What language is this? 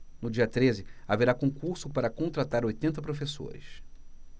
Portuguese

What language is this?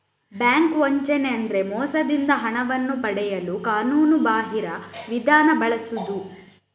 Kannada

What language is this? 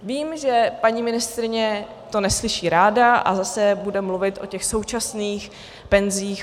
Czech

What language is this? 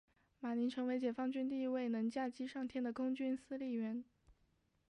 Chinese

